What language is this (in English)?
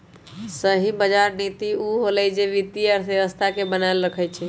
Magahi